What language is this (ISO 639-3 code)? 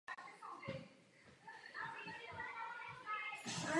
ces